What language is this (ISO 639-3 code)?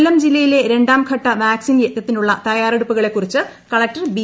mal